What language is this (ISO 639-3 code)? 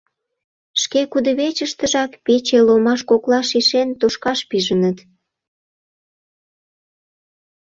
chm